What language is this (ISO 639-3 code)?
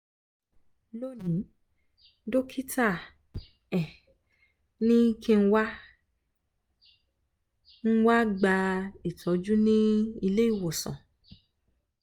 yor